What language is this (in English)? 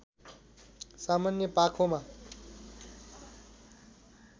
Nepali